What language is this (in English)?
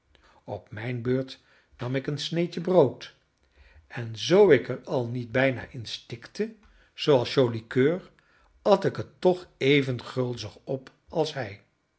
Dutch